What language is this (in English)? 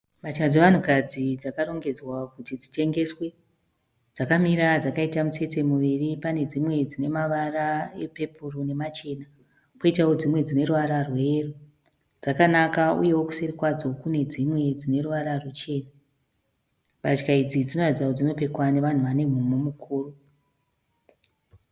Shona